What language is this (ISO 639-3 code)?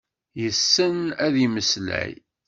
kab